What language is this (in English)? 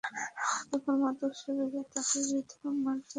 Bangla